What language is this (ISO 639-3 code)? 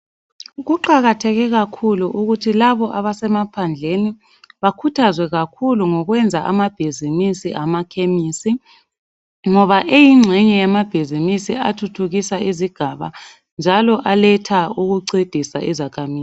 nde